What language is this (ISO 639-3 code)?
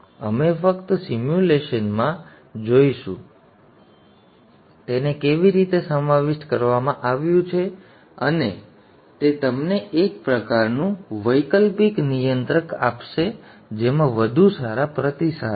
guj